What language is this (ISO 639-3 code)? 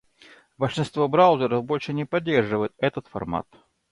rus